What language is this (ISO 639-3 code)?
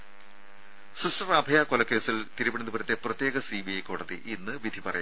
mal